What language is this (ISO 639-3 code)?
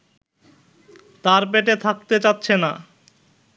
ben